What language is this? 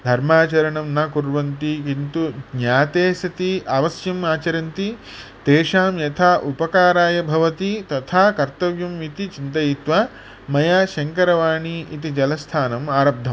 Sanskrit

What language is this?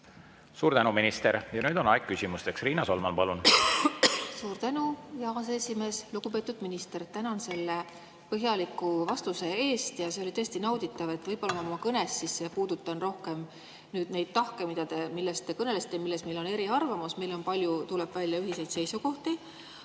Estonian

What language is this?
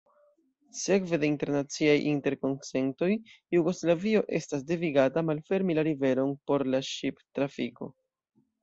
Esperanto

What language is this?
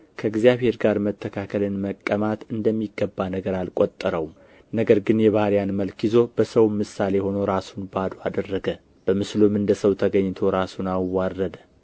Amharic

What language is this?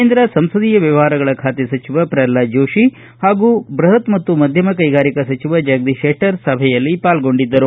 Kannada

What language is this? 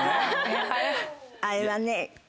Japanese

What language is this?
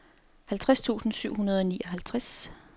Danish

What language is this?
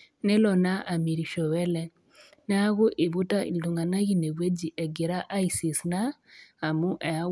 Masai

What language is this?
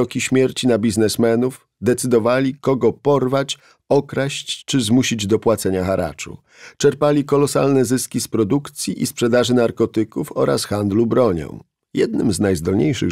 Polish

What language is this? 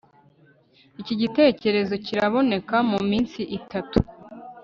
Kinyarwanda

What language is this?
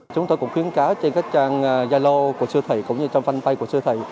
Vietnamese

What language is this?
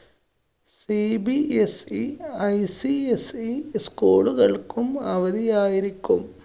Malayalam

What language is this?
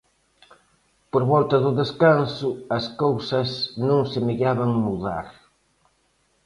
Galician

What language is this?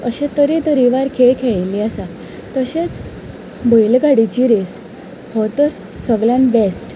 Konkani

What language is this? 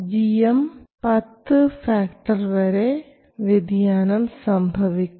Malayalam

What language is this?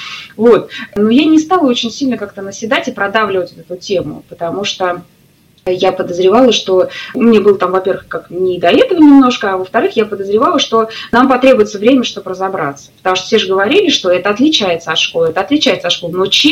Russian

